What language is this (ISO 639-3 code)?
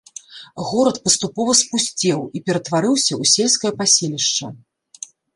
bel